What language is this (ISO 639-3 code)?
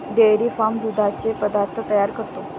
mar